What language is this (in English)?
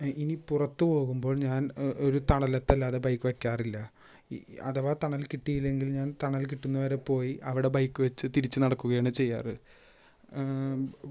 Malayalam